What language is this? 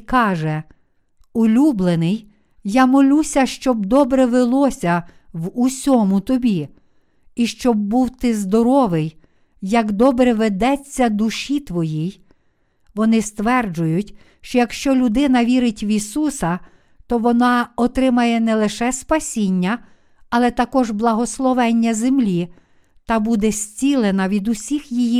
Ukrainian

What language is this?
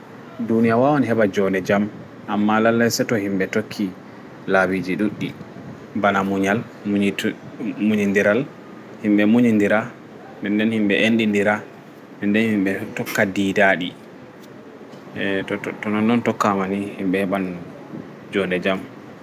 Fula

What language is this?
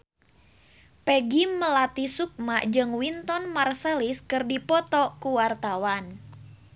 Sundanese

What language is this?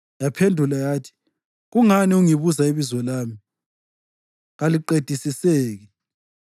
North Ndebele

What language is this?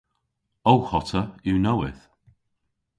Cornish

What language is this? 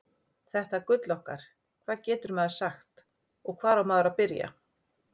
Icelandic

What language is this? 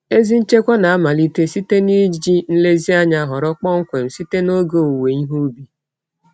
Igbo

